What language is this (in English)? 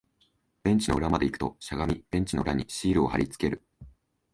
Japanese